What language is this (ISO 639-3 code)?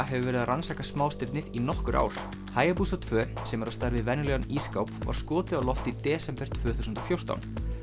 isl